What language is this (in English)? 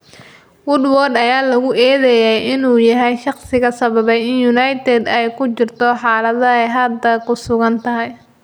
Somali